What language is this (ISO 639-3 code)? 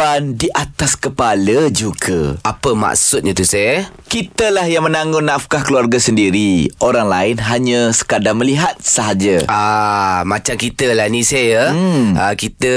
msa